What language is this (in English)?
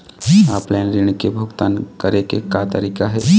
Chhattisgarhi